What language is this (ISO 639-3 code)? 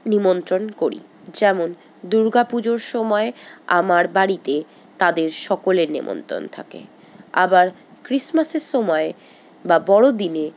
ben